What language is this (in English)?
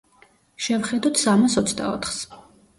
Georgian